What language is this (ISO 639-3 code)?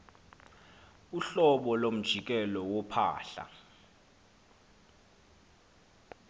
xho